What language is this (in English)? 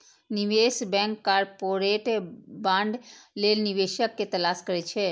Maithili